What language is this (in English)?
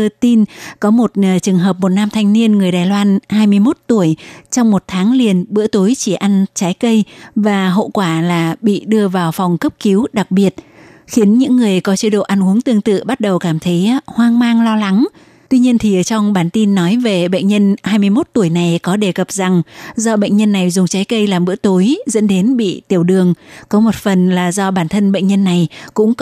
Vietnamese